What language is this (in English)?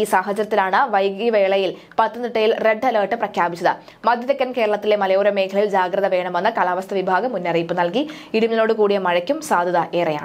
Malayalam